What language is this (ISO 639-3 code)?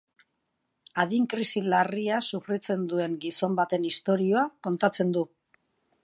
eus